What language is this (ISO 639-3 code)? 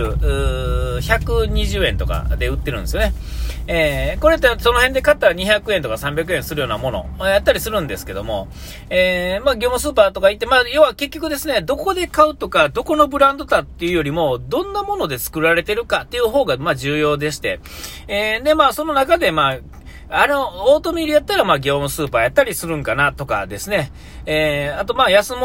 jpn